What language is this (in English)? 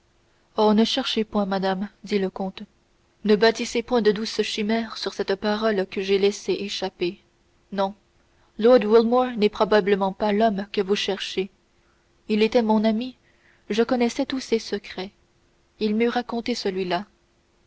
French